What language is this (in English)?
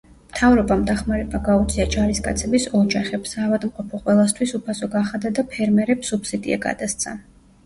Georgian